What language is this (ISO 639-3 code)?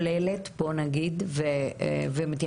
heb